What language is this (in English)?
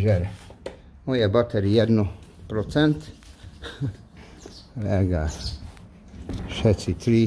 Hungarian